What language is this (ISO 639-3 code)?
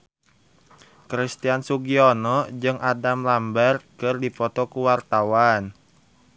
sun